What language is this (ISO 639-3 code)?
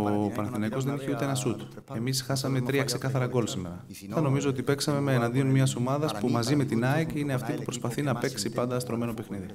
ell